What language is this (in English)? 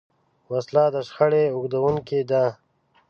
Pashto